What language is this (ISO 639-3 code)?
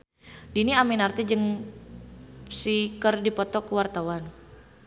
sun